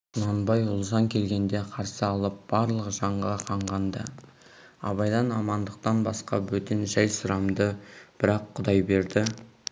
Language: Kazakh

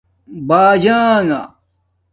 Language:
Domaaki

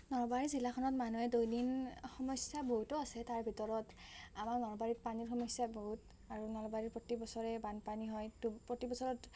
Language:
Assamese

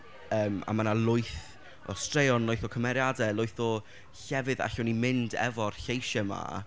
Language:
Welsh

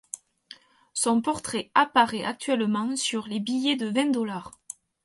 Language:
French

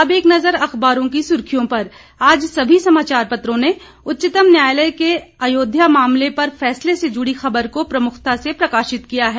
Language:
Hindi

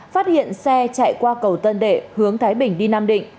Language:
Vietnamese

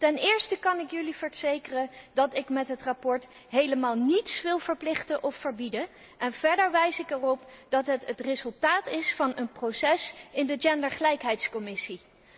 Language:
Dutch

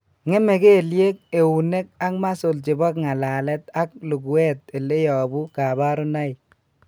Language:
Kalenjin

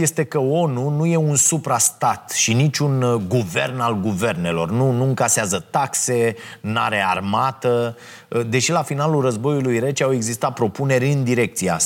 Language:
Romanian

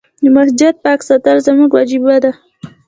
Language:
Pashto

